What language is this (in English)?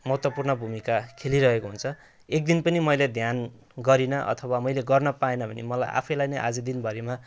Nepali